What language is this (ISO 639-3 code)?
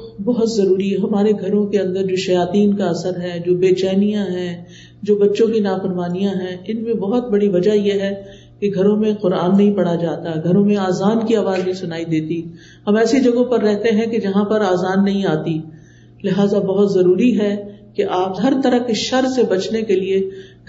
urd